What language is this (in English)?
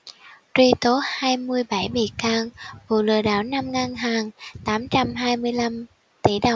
Vietnamese